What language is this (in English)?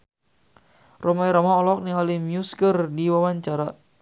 Sundanese